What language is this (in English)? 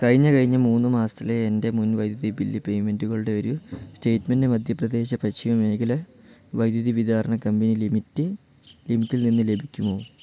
Malayalam